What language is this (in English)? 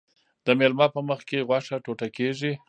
Pashto